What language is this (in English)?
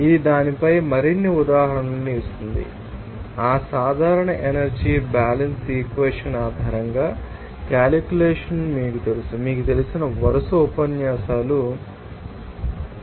Telugu